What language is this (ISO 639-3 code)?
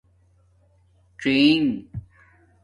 dmk